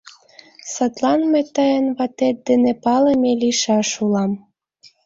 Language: Mari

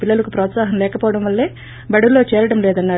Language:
Telugu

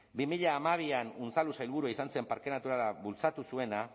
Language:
Basque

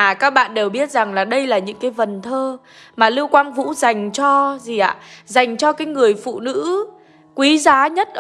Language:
Vietnamese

